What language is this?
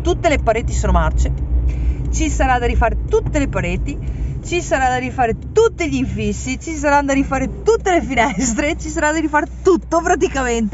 Italian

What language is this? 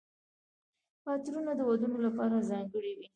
Pashto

